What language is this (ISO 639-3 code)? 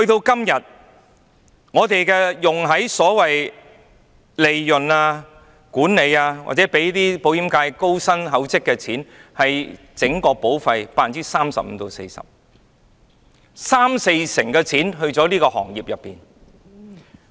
yue